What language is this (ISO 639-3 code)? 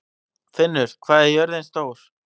isl